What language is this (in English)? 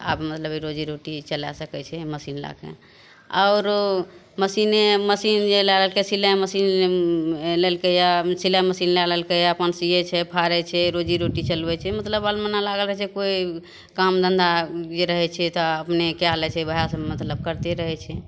Maithili